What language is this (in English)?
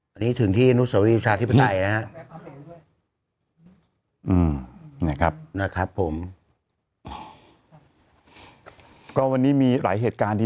Thai